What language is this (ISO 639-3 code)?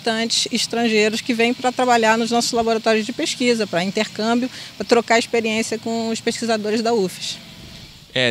por